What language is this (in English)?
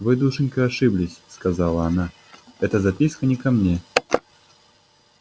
Russian